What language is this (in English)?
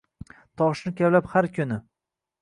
Uzbek